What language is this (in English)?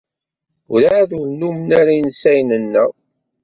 Kabyle